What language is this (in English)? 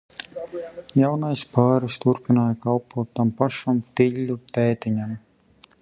Latvian